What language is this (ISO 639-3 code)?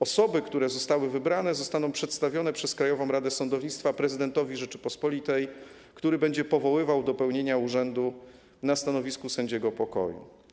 pol